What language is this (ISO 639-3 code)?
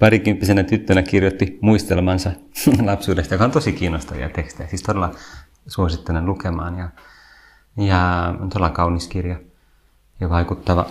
fin